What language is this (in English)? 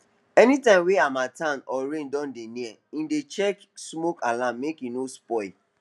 Nigerian Pidgin